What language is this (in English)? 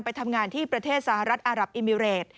Thai